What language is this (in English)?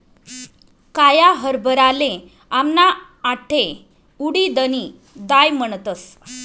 Marathi